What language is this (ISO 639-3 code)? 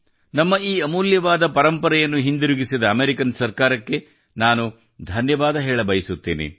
kan